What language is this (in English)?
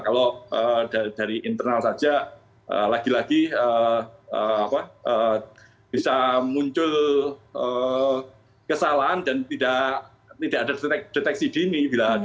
Indonesian